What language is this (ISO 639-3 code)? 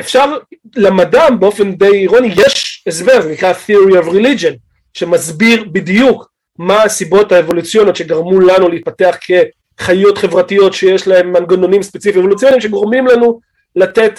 heb